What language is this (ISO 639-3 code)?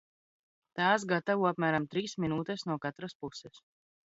lav